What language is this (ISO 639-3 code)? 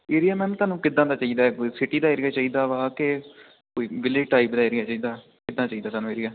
pan